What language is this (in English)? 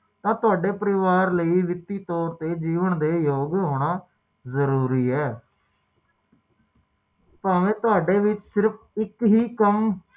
Punjabi